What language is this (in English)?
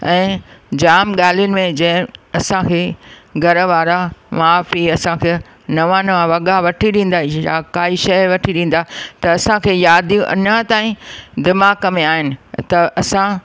Sindhi